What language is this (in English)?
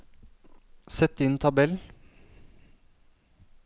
Norwegian